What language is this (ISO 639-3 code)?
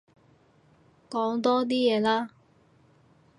yue